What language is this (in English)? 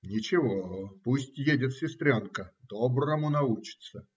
Russian